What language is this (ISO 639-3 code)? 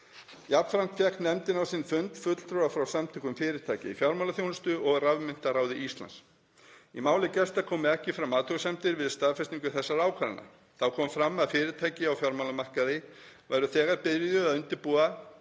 isl